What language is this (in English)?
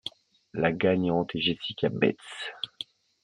French